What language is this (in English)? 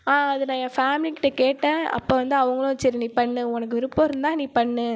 Tamil